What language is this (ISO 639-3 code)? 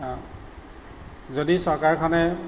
asm